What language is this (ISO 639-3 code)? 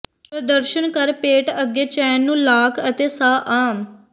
pan